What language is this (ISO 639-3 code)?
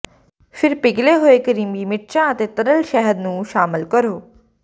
pan